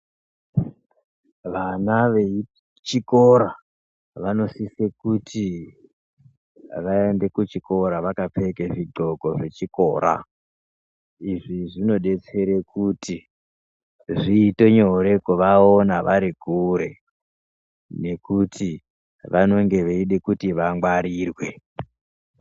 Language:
Ndau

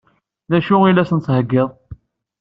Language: Kabyle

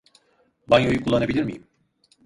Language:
Turkish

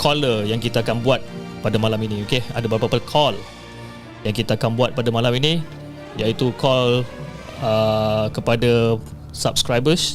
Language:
Malay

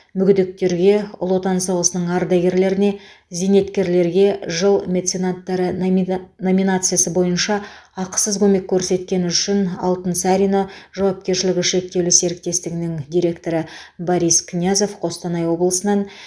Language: Kazakh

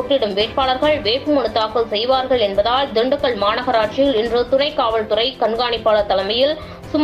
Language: Korean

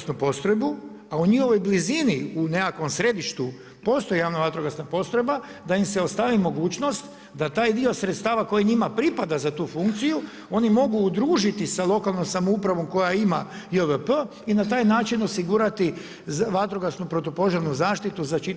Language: Croatian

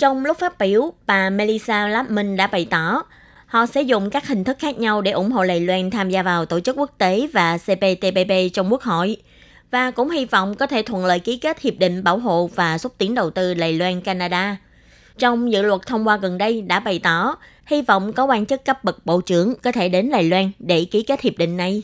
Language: Vietnamese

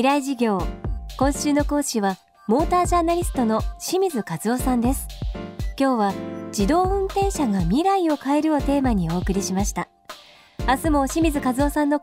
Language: Japanese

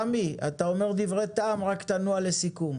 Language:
Hebrew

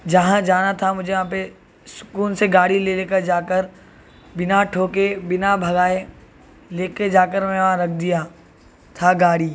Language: Urdu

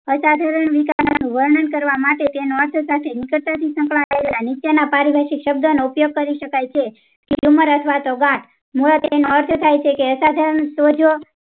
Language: Gujarati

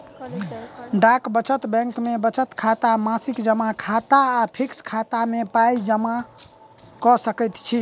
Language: Maithili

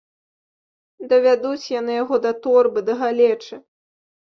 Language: Belarusian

